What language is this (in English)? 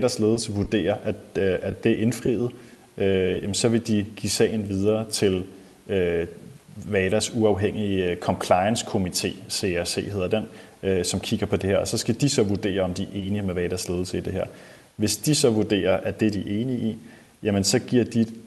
Danish